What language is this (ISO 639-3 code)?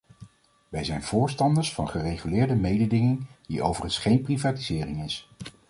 nld